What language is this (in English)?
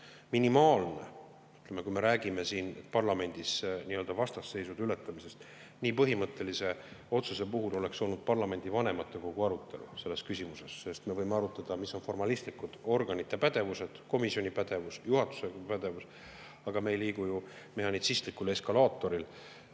Estonian